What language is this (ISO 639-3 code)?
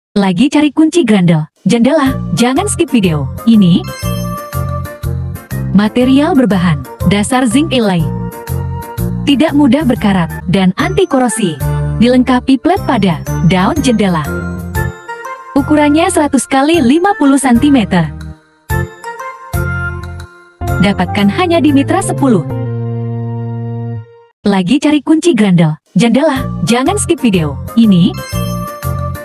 ind